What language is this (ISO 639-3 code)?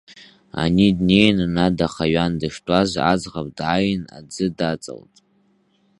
abk